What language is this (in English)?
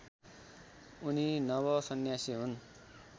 Nepali